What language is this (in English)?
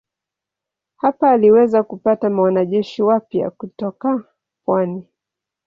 Swahili